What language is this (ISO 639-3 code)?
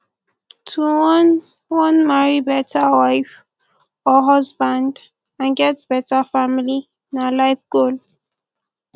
pcm